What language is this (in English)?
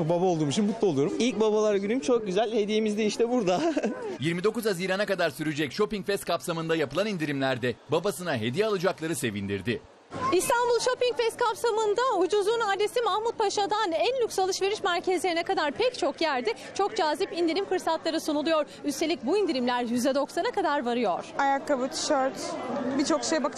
Turkish